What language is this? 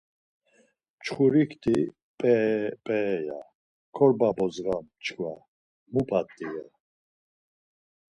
Laz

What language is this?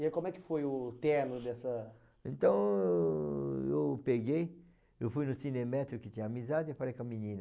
Portuguese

